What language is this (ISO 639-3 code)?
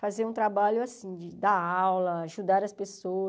por